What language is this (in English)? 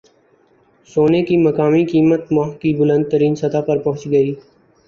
Urdu